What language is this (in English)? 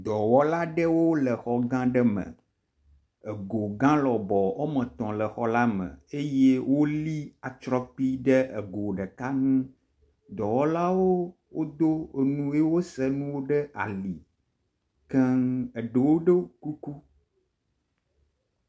Ewe